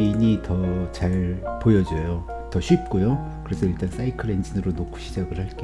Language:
Korean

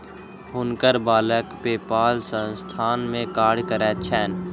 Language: Maithili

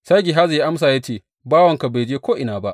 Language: Hausa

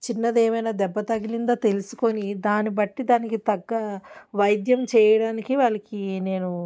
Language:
Telugu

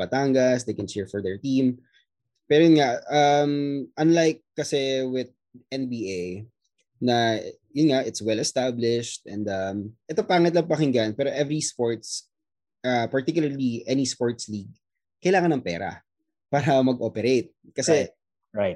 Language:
Filipino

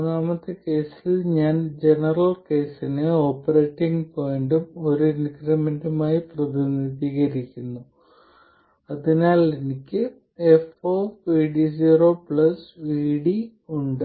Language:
Malayalam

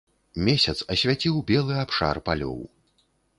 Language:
Belarusian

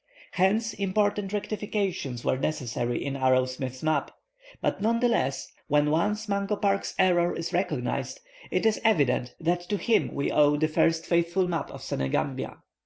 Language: English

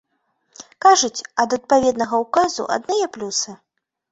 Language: Belarusian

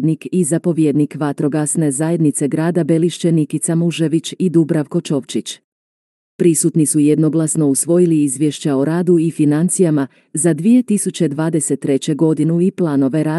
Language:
Croatian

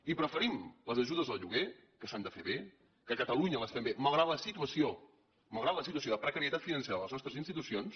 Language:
Catalan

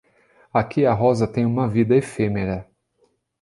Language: Portuguese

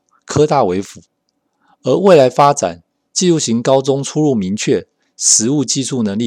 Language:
Chinese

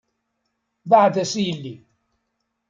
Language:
Kabyle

